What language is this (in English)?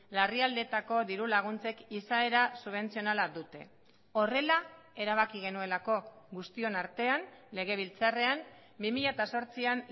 Basque